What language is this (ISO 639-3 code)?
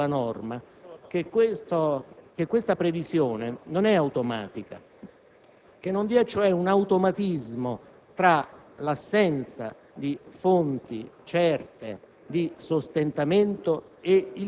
ita